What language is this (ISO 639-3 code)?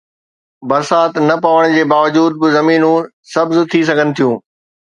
snd